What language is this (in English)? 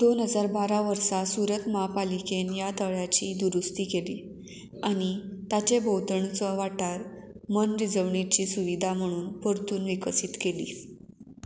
Konkani